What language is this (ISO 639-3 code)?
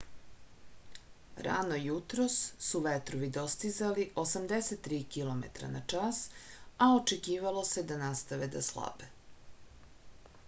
srp